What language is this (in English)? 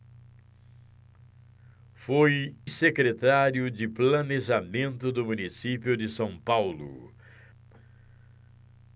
Portuguese